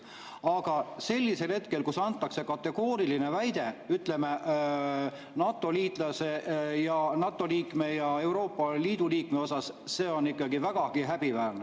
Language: Estonian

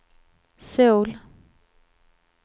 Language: Swedish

